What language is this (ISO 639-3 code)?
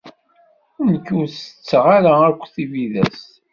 kab